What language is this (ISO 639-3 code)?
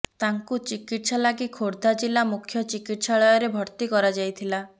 ori